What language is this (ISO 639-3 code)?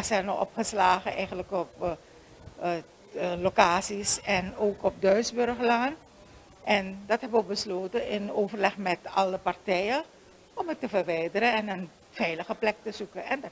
nld